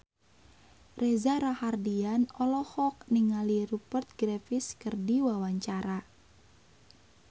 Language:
Sundanese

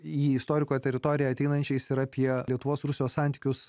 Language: Lithuanian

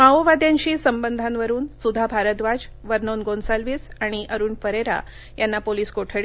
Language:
Marathi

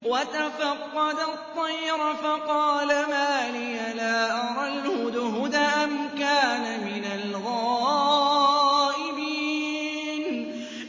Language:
Arabic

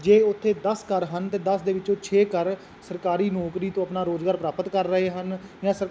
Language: Punjabi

